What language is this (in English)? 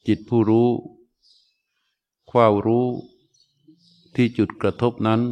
Thai